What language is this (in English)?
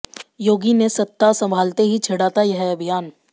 Hindi